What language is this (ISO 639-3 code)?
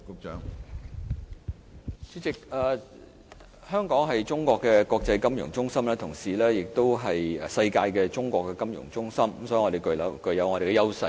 yue